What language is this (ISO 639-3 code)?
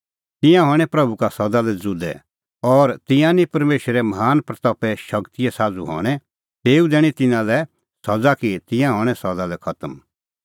kfx